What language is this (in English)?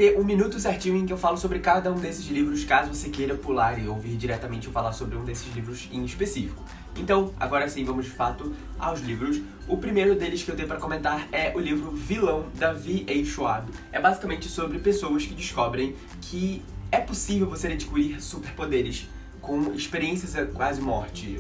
Portuguese